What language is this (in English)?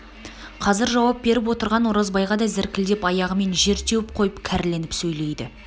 Kazakh